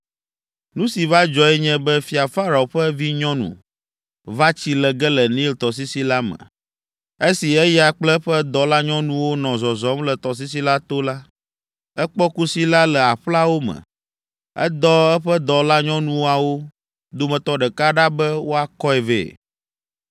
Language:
Ewe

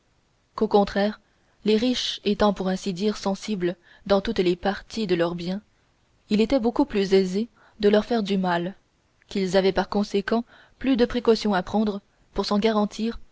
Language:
French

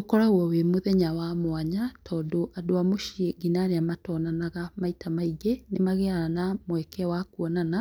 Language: Kikuyu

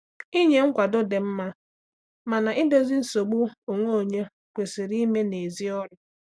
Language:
Igbo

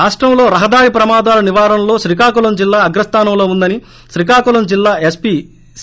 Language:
Telugu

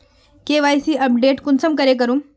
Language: Magahi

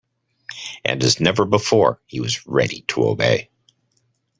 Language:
English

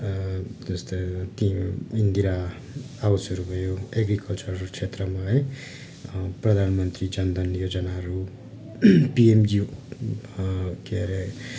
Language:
Nepali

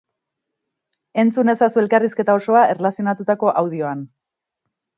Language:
Basque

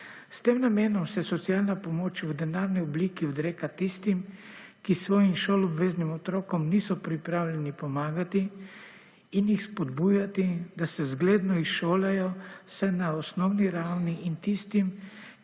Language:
Slovenian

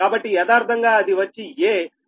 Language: Telugu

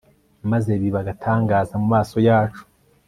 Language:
Kinyarwanda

